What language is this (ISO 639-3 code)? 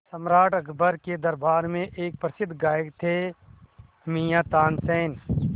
hin